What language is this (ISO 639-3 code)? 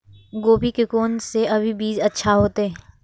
mai